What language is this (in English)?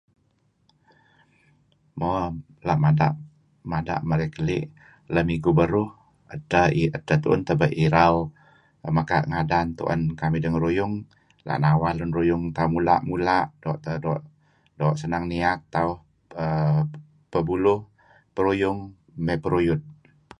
Kelabit